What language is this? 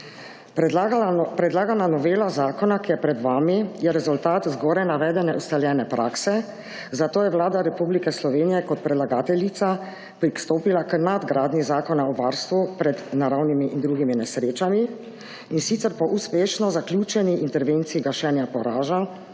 Slovenian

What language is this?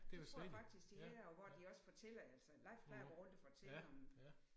Danish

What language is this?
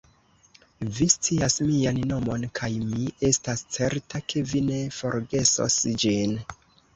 Esperanto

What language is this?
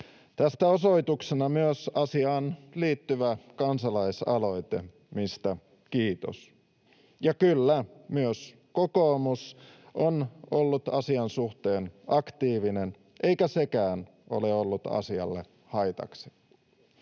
Finnish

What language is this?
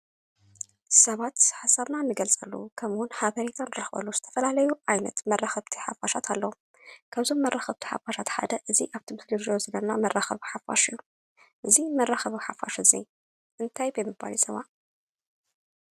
Tigrinya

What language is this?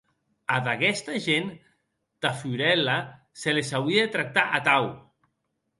Occitan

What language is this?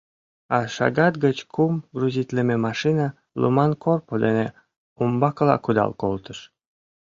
Mari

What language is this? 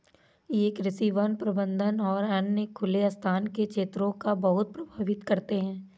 Hindi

